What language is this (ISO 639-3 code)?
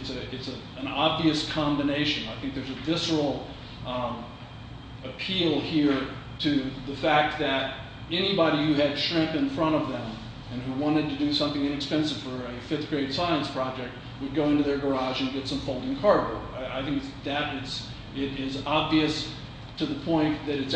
eng